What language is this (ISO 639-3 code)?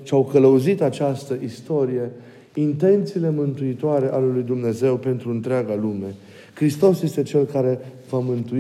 ron